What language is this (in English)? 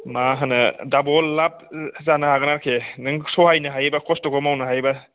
Bodo